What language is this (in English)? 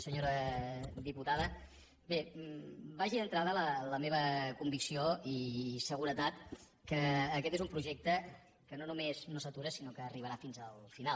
Catalan